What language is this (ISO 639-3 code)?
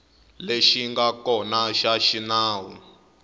tso